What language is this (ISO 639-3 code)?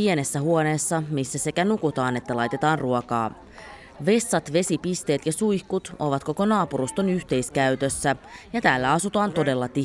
fin